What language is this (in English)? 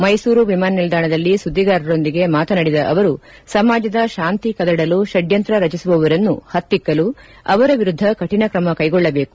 Kannada